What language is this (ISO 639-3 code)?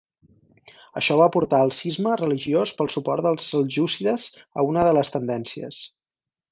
cat